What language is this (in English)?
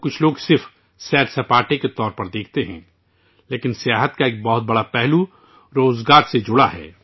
Urdu